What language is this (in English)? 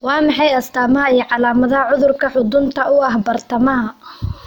Somali